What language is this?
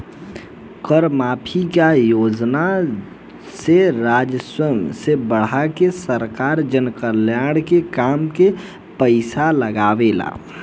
Bhojpuri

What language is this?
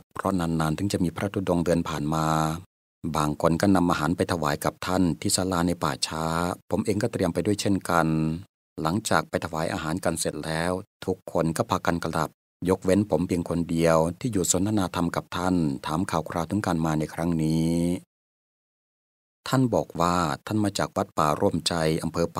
Thai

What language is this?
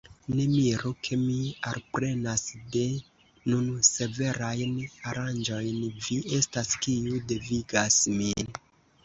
Esperanto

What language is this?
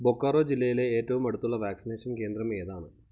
Malayalam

